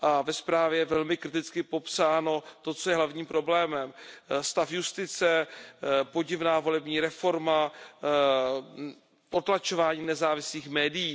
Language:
Czech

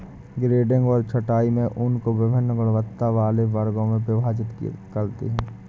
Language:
Hindi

